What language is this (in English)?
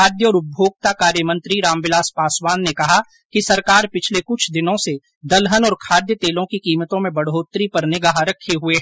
Hindi